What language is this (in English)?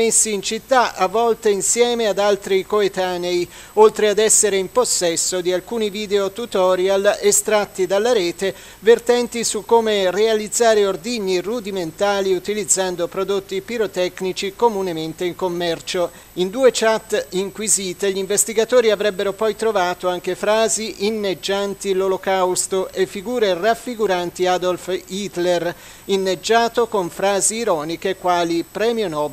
Italian